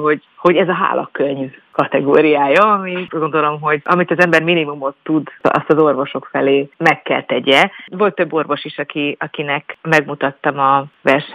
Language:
Hungarian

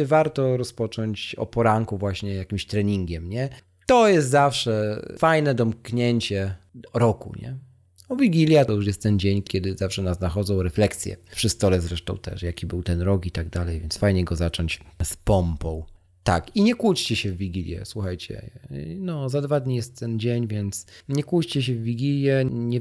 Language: Polish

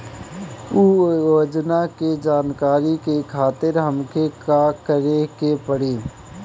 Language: Bhojpuri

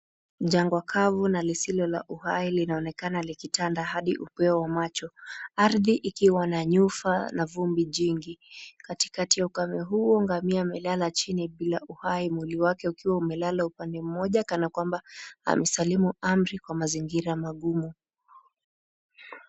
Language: Swahili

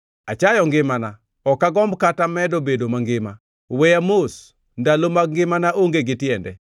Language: Luo (Kenya and Tanzania)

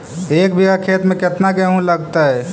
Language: Magahi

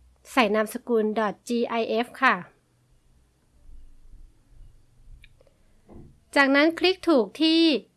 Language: Thai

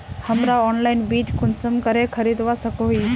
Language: Magahi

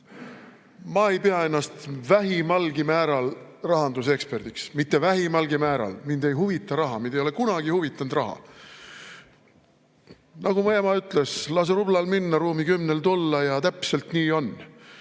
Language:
Estonian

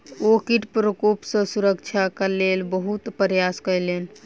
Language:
Maithili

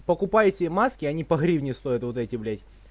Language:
Russian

